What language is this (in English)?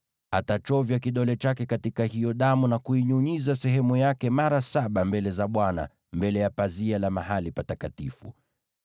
Swahili